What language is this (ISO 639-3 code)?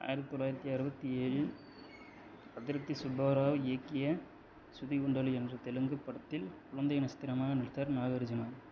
tam